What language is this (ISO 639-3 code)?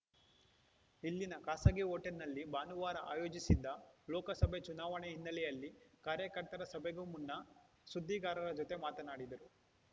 kan